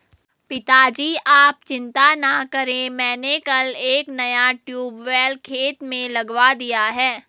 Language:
Hindi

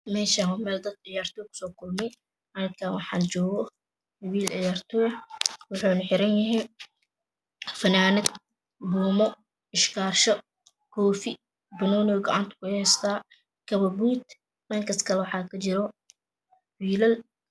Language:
Somali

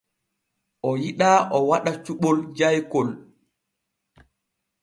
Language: Borgu Fulfulde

